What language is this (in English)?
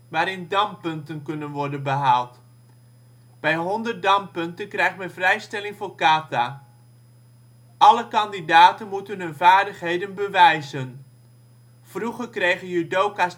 Dutch